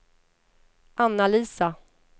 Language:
Swedish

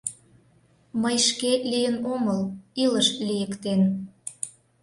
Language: Mari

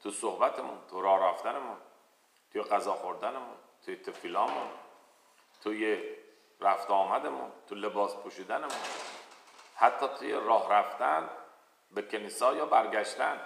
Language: Persian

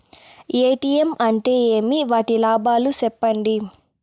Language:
Telugu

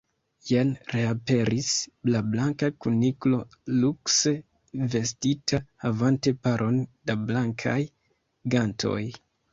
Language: Esperanto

